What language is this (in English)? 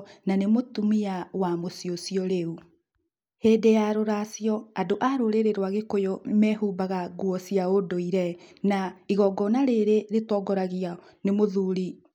Kikuyu